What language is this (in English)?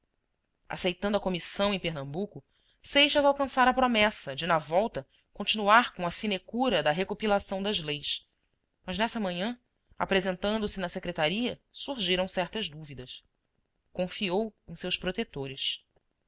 Portuguese